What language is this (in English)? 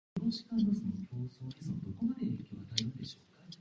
Japanese